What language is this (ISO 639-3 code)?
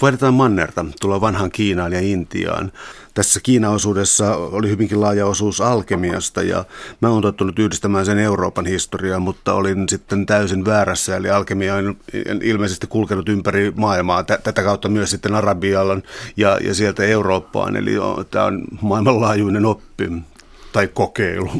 fin